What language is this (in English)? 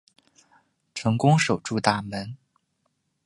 Chinese